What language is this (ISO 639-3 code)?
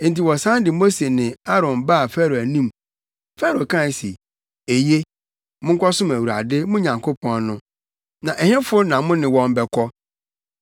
aka